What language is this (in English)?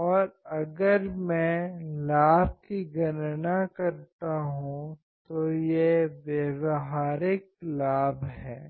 Hindi